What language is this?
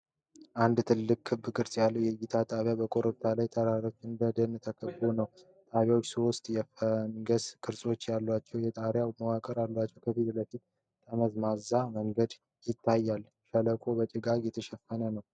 Amharic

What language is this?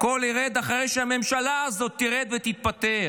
Hebrew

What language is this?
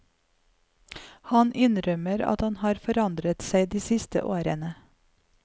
Norwegian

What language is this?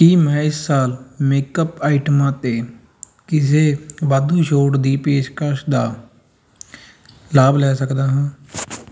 Punjabi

